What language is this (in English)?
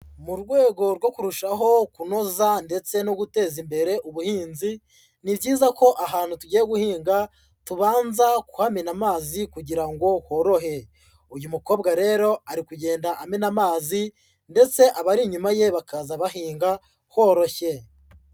Kinyarwanda